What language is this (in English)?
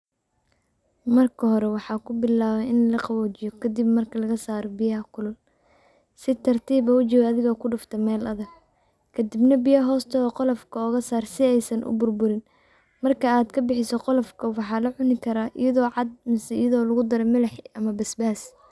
Somali